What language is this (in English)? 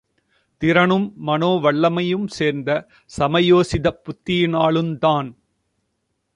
Tamil